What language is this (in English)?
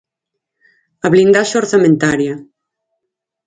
Galician